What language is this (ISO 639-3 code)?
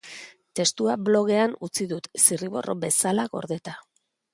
eus